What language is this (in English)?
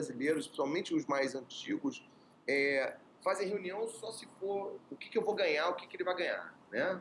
Portuguese